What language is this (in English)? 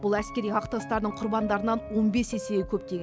Kazakh